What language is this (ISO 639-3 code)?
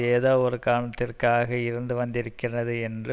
tam